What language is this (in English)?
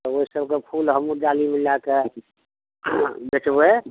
Maithili